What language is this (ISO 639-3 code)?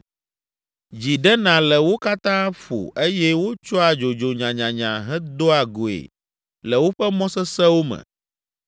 ewe